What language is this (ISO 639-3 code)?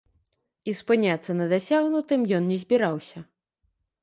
bel